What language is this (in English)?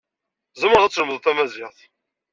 Kabyle